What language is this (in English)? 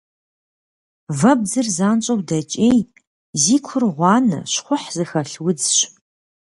Kabardian